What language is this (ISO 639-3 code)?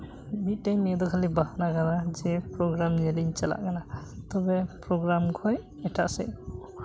sat